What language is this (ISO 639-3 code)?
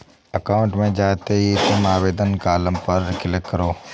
hin